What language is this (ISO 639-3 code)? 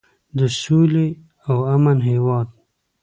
pus